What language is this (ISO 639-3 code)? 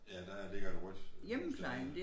dan